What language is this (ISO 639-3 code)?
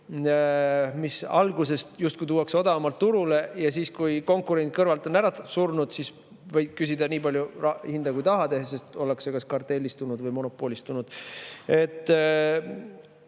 est